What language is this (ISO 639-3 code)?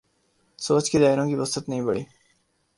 urd